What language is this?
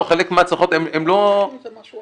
Hebrew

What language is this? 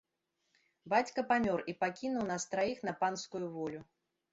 Belarusian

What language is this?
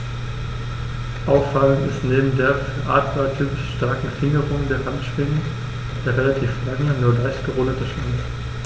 German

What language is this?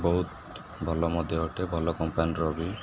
Odia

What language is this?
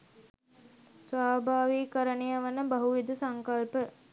Sinhala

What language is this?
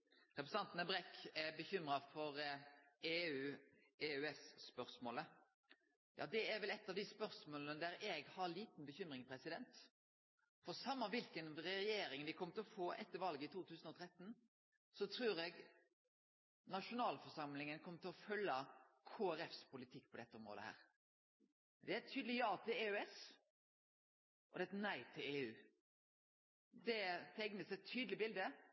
Norwegian Nynorsk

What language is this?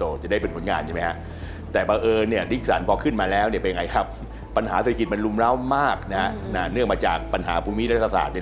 Thai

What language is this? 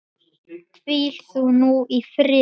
Icelandic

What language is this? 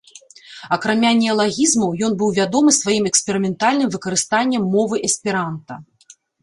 Belarusian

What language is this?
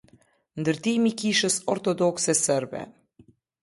Albanian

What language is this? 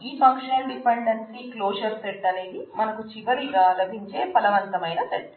Telugu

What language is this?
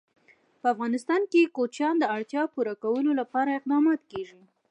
Pashto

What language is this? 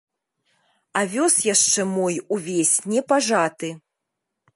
Belarusian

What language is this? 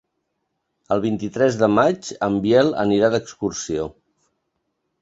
Catalan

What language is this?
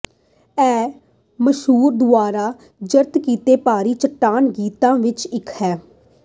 Punjabi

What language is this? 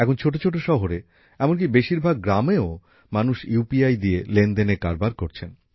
Bangla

